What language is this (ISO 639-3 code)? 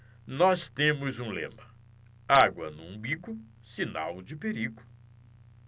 por